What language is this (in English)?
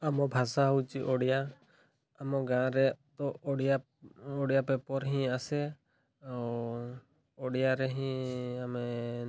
Odia